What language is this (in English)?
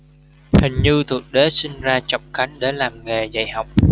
Vietnamese